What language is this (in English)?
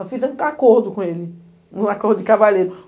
Portuguese